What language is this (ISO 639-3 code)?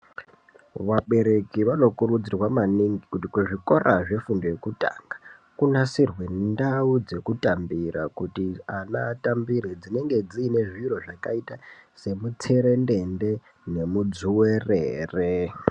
ndc